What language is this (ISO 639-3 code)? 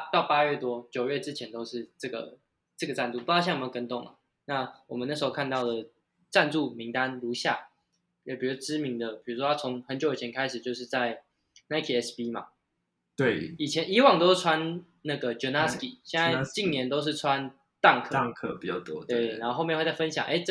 zho